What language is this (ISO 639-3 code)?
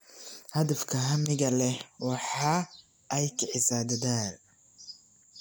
som